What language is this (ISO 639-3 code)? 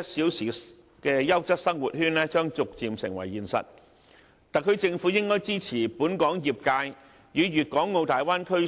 yue